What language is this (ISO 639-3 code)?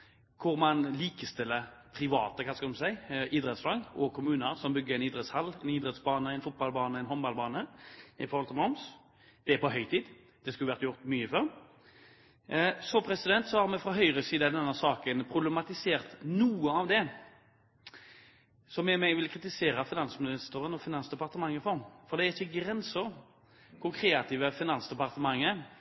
nob